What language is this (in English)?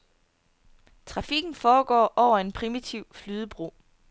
Danish